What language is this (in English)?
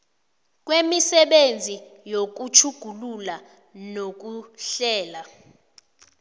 South Ndebele